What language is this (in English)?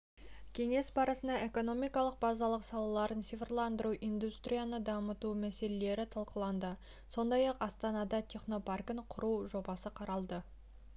Kazakh